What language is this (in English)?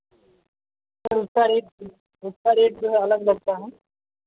Hindi